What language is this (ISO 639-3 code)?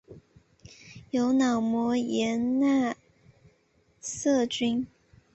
zho